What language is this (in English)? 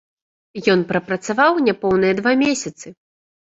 Belarusian